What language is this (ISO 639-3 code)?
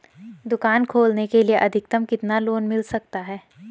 hin